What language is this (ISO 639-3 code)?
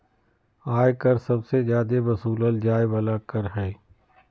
mag